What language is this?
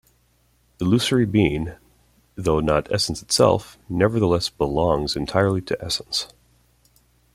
English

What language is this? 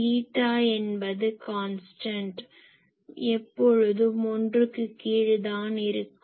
Tamil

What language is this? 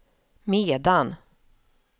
Swedish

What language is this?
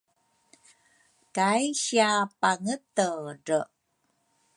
Rukai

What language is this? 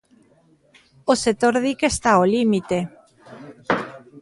Galician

